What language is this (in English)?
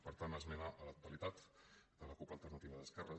Catalan